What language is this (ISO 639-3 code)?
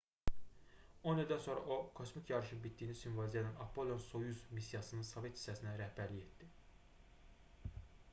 aze